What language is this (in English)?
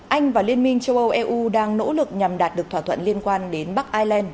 Vietnamese